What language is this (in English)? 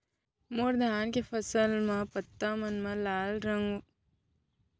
Chhattisgarhi